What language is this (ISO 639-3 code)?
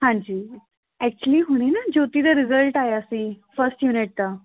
pan